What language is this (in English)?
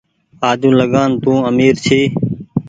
Goaria